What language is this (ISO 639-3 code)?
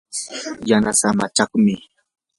qur